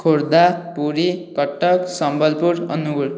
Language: Odia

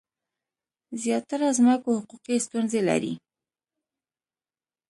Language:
Pashto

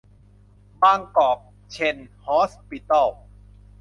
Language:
Thai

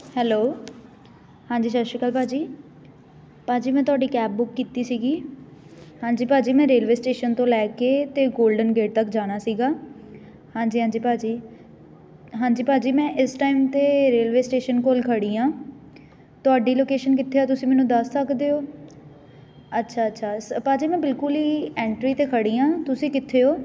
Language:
Punjabi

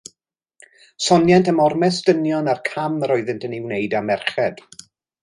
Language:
Welsh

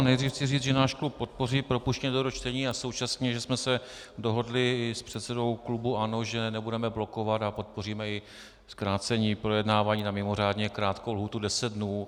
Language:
Czech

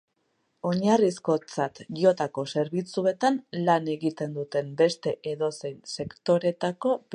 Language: Basque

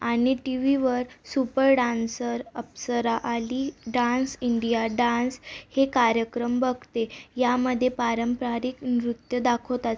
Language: Marathi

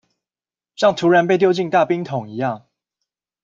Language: Chinese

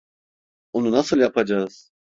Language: Turkish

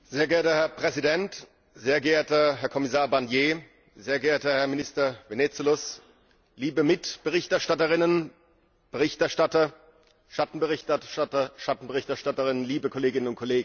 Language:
German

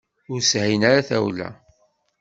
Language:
Kabyle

